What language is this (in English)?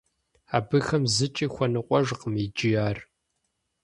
Kabardian